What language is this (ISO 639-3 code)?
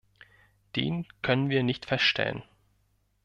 deu